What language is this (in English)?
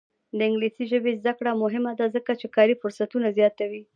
Pashto